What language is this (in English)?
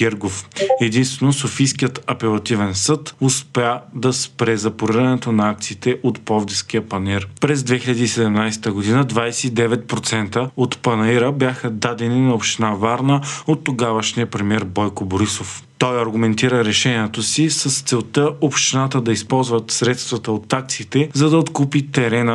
Bulgarian